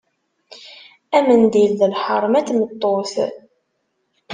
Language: Kabyle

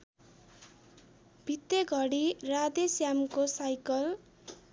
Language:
Nepali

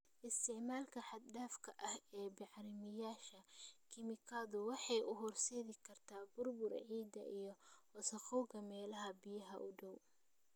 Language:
Somali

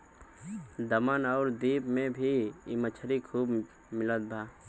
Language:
Bhojpuri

